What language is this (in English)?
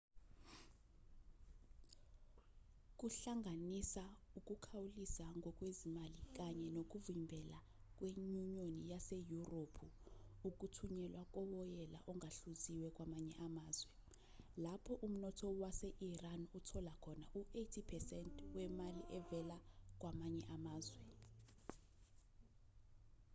Zulu